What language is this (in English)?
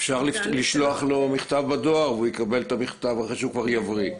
Hebrew